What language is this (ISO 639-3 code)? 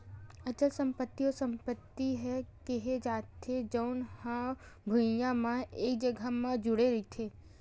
hne